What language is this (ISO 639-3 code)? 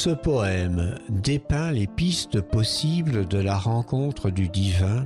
fra